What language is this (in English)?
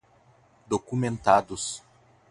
Portuguese